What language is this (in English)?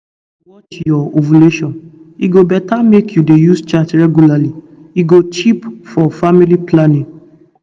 Nigerian Pidgin